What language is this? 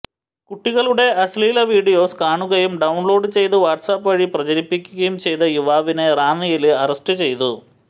Malayalam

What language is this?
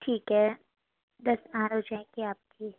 Urdu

